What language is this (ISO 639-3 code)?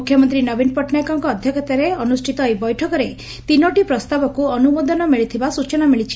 ori